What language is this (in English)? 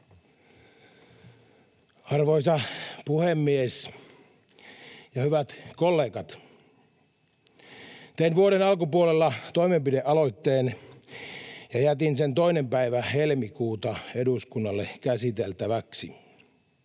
Finnish